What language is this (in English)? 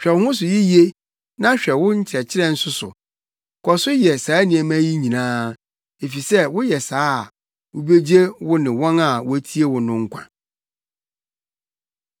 Akan